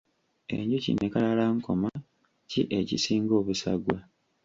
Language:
Ganda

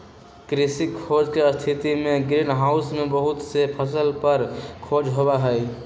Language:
Magahi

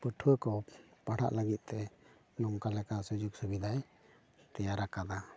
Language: Santali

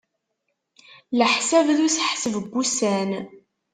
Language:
Kabyle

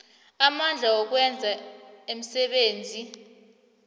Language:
South Ndebele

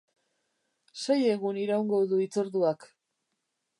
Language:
Basque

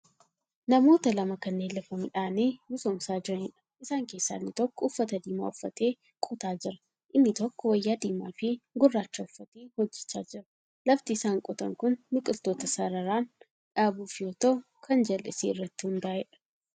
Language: Oromo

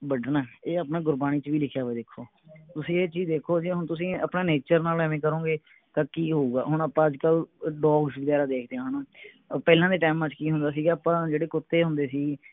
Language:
Punjabi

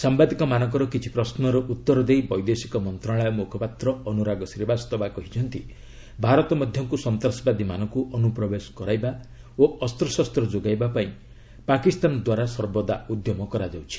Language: Odia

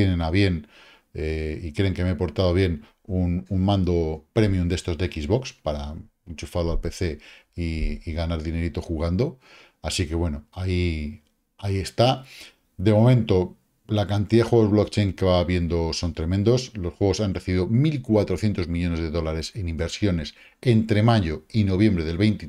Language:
Spanish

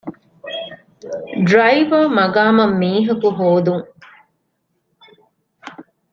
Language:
Divehi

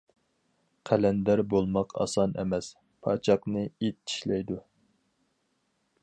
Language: Uyghur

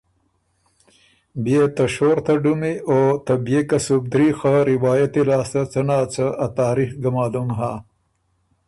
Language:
Ormuri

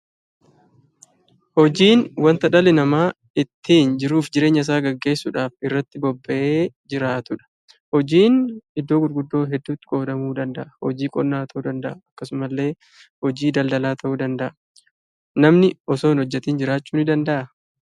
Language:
Oromo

